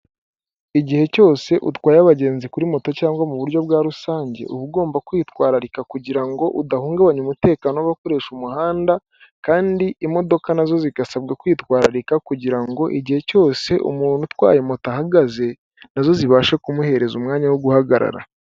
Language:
Kinyarwanda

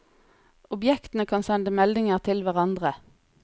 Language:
Norwegian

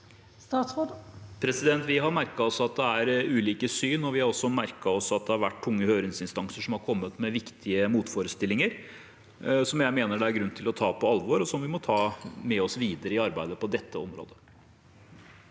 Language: Norwegian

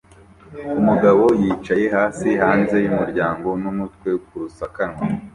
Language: Kinyarwanda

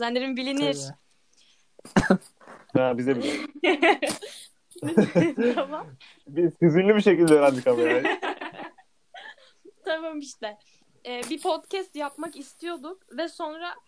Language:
Turkish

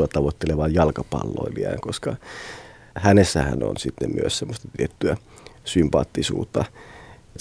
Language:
Finnish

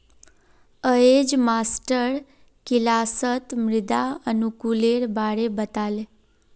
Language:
Magahi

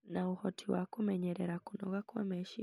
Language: Kikuyu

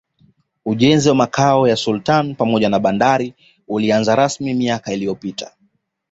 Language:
Swahili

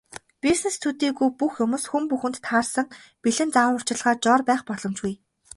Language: Mongolian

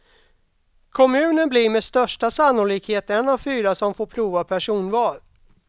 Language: Swedish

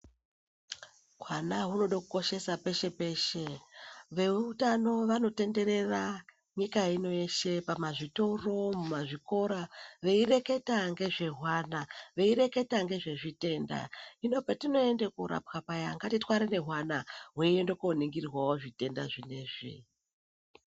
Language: Ndau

